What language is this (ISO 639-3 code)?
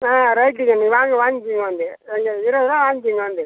tam